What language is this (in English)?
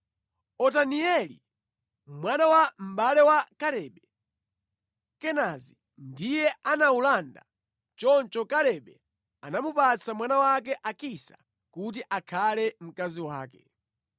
Nyanja